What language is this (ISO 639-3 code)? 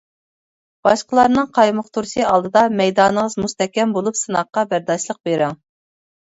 uig